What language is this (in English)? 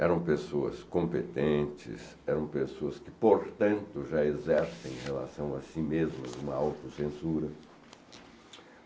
Portuguese